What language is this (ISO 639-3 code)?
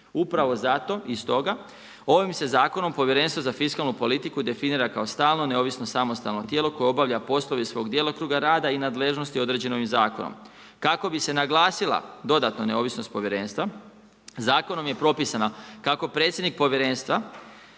hrv